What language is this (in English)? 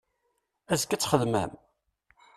Kabyle